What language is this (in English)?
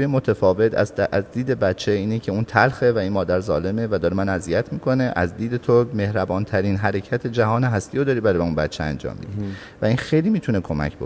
Persian